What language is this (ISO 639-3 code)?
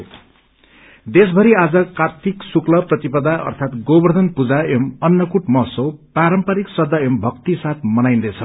nep